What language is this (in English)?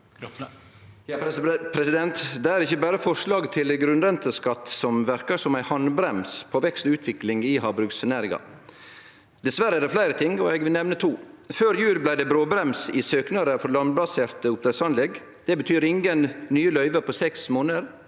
Norwegian